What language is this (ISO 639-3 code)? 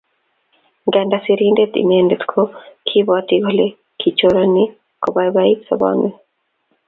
kln